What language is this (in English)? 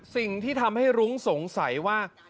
Thai